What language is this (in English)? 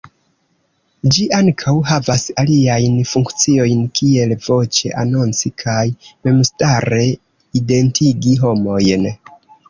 Esperanto